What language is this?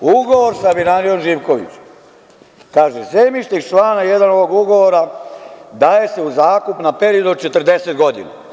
Serbian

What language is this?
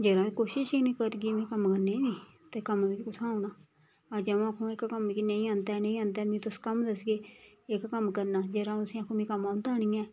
Dogri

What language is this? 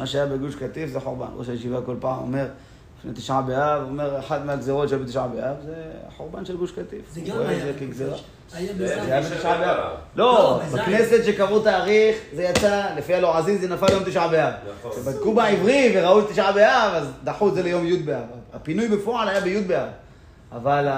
Hebrew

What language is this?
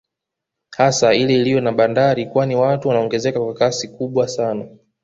Swahili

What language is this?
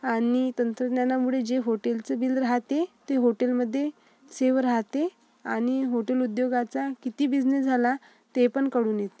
Marathi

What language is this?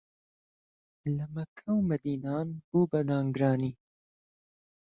Central Kurdish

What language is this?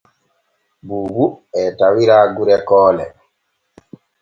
Borgu Fulfulde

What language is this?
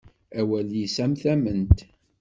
Kabyle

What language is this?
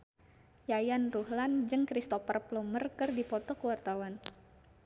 Sundanese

